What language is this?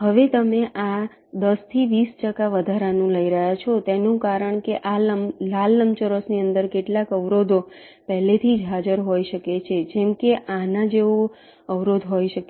Gujarati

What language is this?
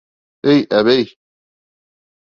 Bashkir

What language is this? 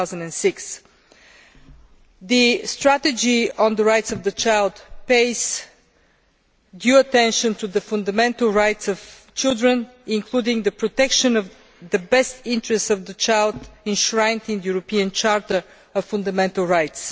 English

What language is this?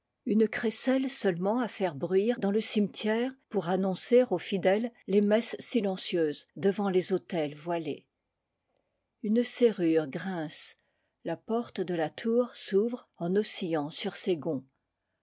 French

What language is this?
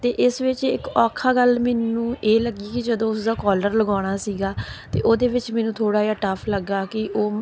Punjabi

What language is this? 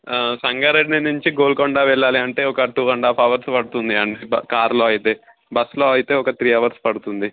Telugu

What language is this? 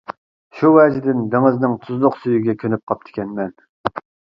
Uyghur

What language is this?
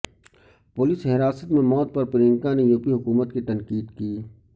Urdu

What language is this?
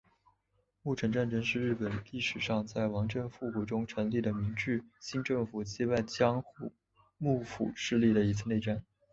Chinese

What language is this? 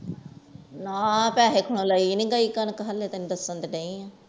Punjabi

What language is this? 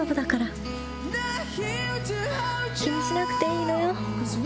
Japanese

